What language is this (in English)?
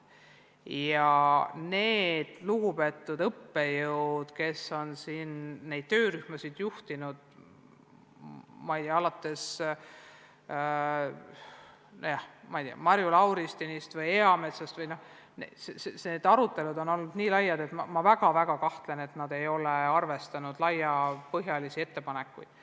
Estonian